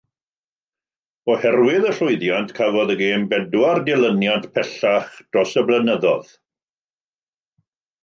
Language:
Welsh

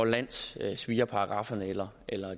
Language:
Danish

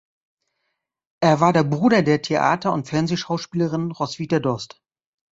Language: German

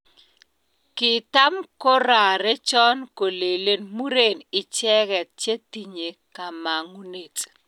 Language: Kalenjin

